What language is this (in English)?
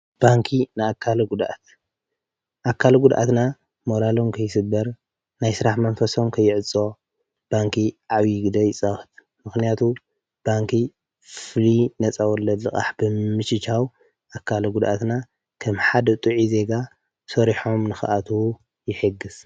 Tigrinya